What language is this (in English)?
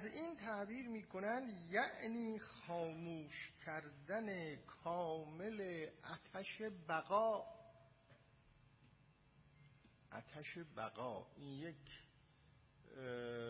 Persian